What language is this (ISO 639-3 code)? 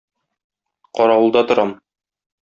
tat